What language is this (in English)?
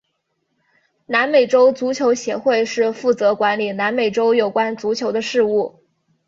Chinese